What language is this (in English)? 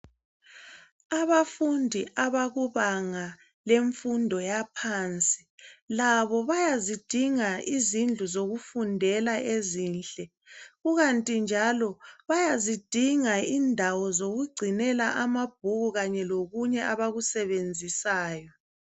North Ndebele